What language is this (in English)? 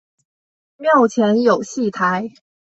Chinese